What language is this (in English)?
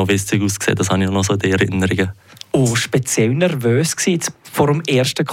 German